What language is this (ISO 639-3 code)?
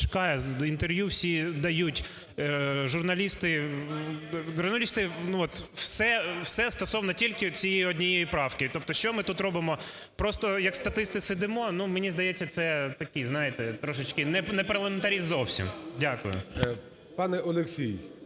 ukr